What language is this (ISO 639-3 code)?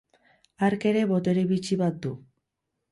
eus